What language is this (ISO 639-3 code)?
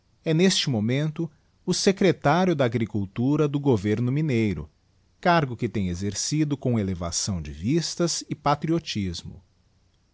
por